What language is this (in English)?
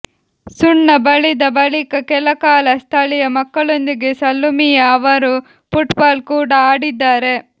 Kannada